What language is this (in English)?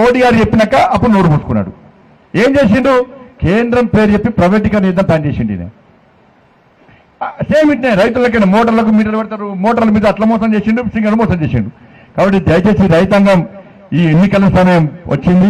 Hindi